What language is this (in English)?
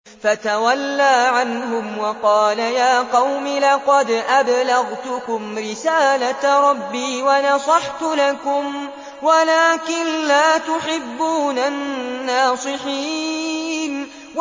Arabic